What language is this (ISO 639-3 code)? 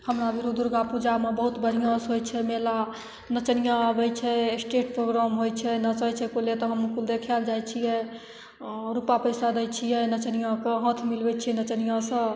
mai